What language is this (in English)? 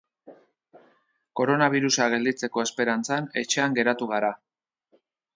Basque